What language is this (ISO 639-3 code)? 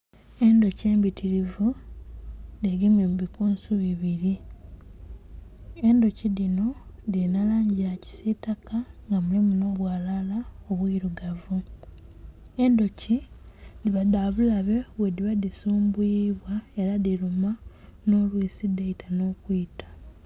xog